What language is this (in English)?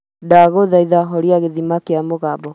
Kikuyu